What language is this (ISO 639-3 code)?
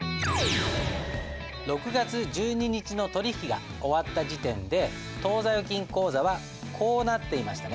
jpn